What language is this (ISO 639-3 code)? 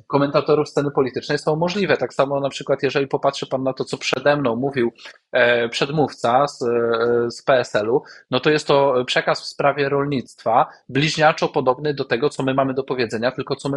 pol